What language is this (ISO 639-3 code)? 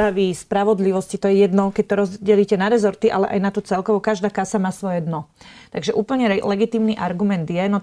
slk